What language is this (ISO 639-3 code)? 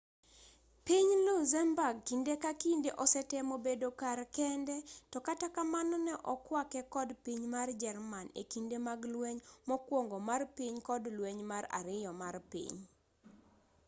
luo